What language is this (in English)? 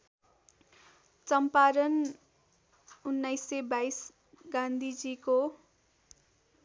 Nepali